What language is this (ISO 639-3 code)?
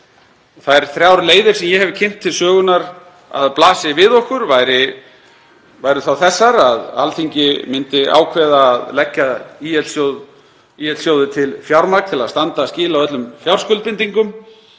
isl